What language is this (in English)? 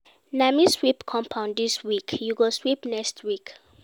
Nigerian Pidgin